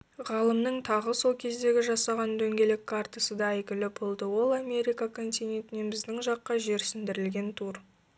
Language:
Kazakh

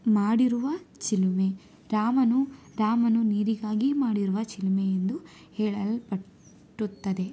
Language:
Kannada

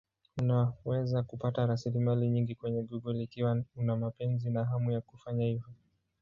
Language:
Swahili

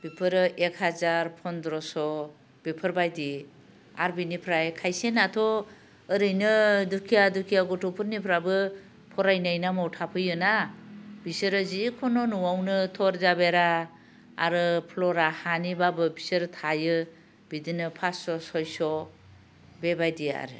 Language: Bodo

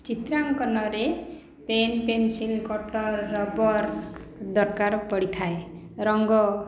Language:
Odia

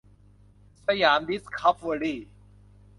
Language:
Thai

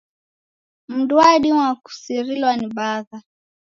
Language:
Taita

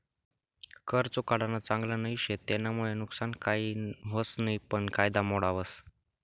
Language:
Marathi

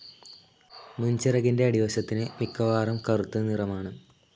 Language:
Malayalam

